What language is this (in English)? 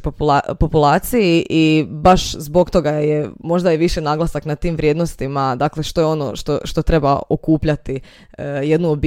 Croatian